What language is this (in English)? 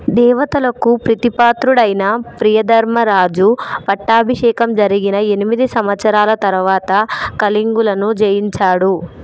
Telugu